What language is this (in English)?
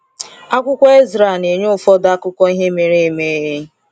Igbo